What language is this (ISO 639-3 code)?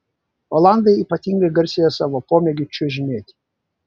lit